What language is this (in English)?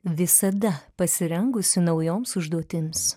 Lithuanian